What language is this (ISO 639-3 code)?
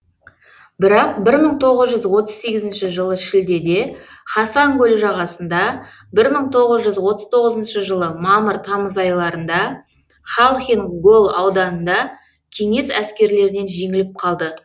kaz